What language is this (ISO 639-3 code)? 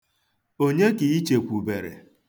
ibo